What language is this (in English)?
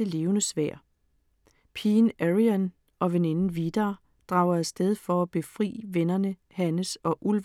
Danish